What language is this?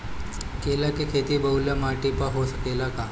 Bhojpuri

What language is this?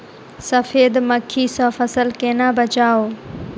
Maithili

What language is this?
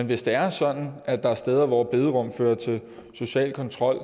Danish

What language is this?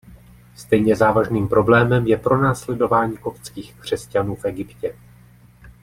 Czech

